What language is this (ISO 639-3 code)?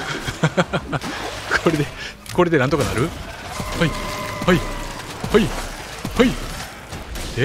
jpn